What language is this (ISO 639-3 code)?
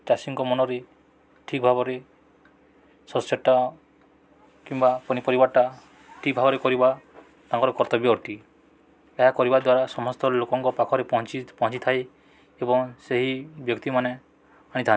ori